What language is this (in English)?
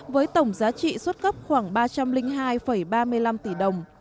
Vietnamese